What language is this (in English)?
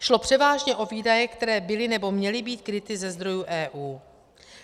Czech